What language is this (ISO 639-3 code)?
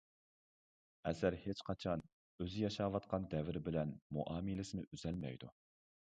uig